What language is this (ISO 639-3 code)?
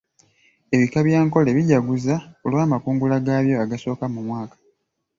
lug